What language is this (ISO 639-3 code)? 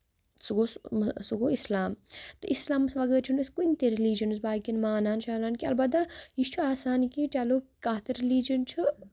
kas